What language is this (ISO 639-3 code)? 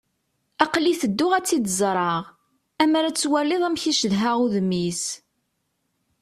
kab